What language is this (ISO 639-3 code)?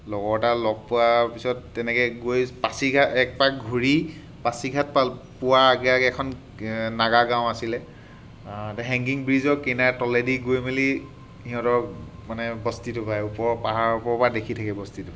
asm